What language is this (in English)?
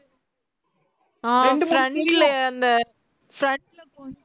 Tamil